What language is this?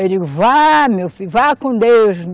Portuguese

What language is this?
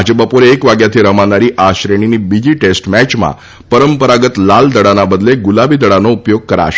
Gujarati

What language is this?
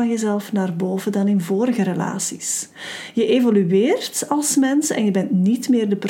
Dutch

